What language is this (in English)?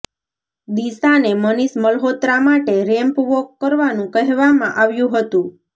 Gujarati